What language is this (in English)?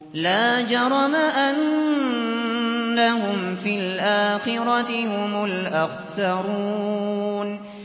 Arabic